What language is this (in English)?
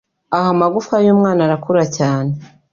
Kinyarwanda